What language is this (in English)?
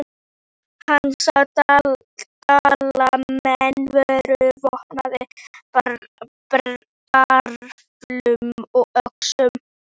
Icelandic